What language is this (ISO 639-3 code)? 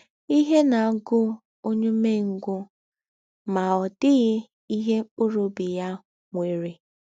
ibo